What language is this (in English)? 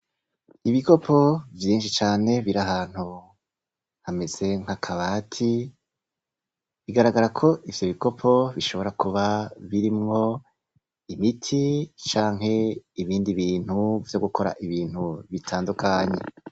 Rundi